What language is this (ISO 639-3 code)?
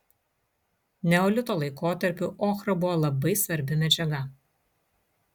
lit